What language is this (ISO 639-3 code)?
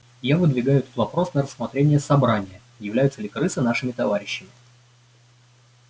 rus